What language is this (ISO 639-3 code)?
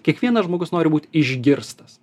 lit